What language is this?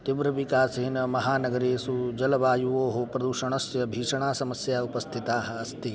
Sanskrit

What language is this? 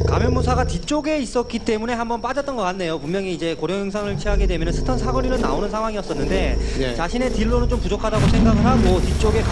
Korean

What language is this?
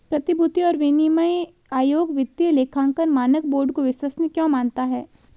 Hindi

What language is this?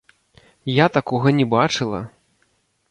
Belarusian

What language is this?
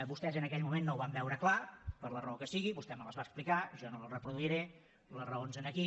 Catalan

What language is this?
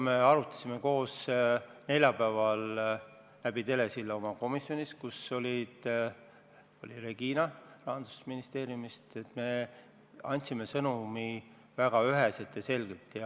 Estonian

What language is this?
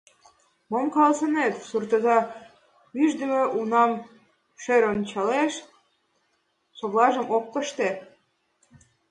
Mari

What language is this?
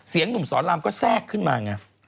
Thai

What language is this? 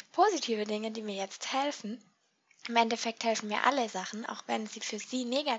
German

